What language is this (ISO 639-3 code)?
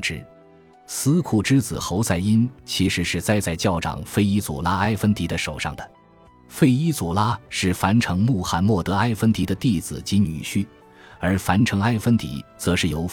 zho